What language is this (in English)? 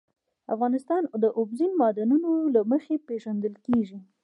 Pashto